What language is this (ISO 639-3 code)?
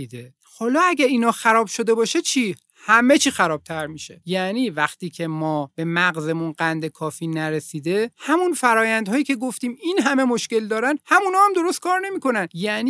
fas